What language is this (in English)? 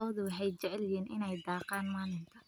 Somali